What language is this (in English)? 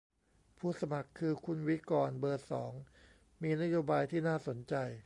Thai